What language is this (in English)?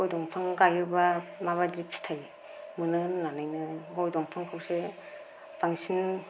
Bodo